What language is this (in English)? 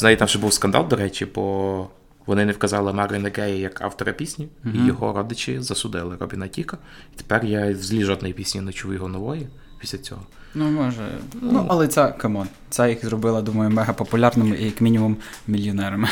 Ukrainian